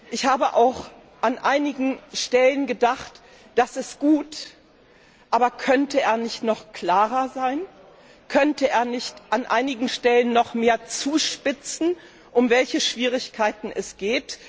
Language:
German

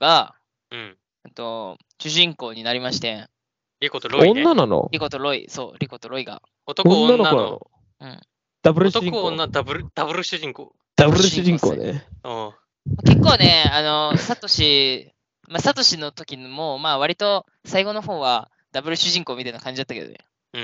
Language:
Japanese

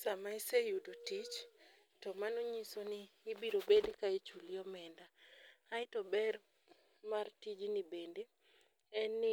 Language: Luo (Kenya and Tanzania)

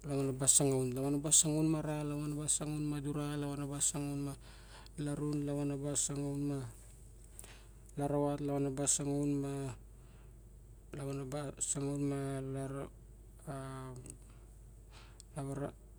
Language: Barok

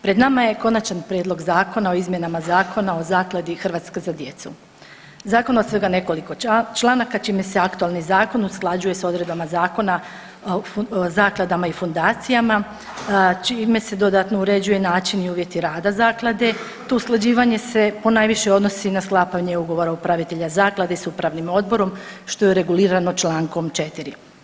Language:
Croatian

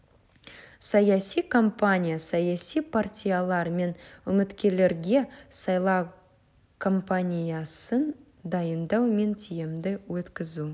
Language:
Kazakh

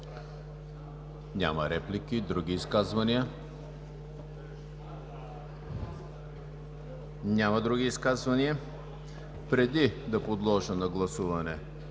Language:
Bulgarian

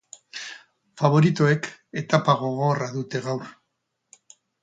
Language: Basque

